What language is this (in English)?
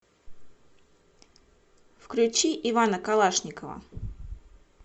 Russian